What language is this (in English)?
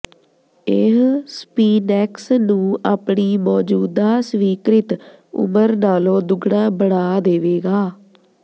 Punjabi